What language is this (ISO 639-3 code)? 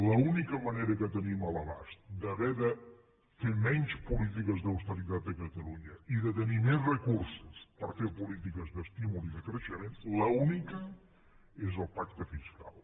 cat